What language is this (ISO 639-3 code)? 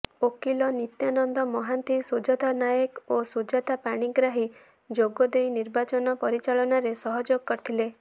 ori